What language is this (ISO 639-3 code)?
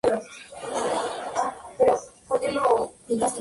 spa